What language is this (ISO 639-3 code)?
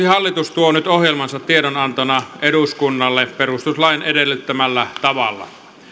fin